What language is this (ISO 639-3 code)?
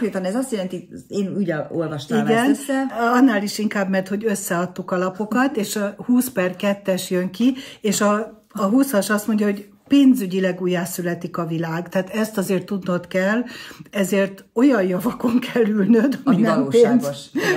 hun